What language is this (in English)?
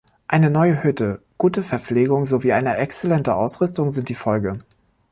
German